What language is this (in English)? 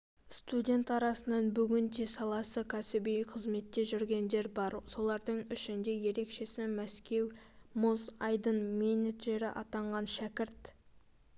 Kazakh